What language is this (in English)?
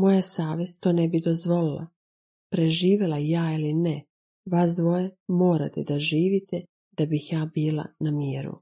Croatian